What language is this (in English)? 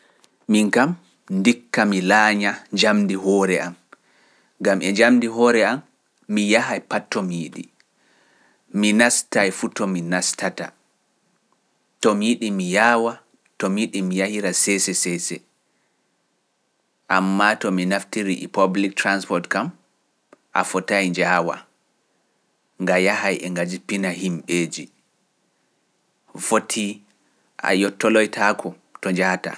Pular